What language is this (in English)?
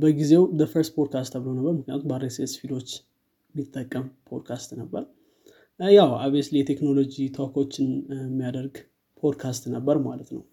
Amharic